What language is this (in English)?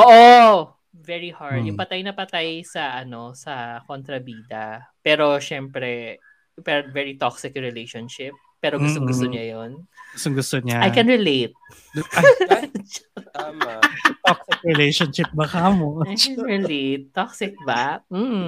Filipino